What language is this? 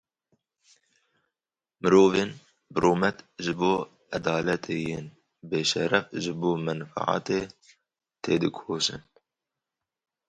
Kurdish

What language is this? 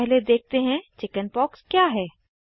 Hindi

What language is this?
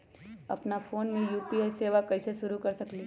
Magahi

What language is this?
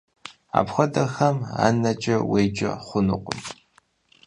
Kabardian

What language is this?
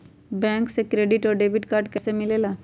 Magahi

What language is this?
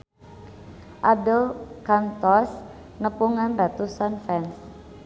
Sundanese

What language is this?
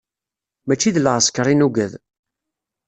Kabyle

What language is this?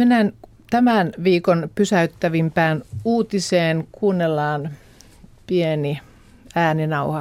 Finnish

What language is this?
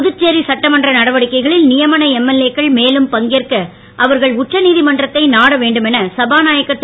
Tamil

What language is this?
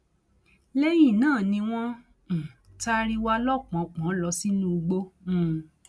Yoruba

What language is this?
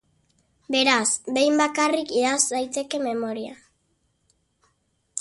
Basque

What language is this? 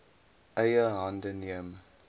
Afrikaans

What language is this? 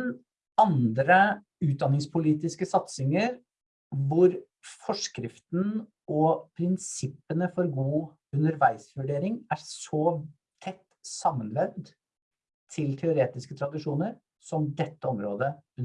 Norwegian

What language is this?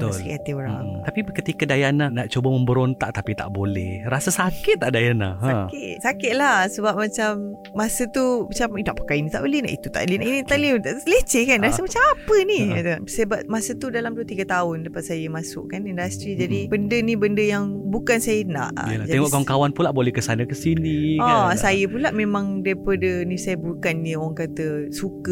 Malay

